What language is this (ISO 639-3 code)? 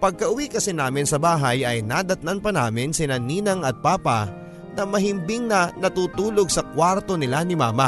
fil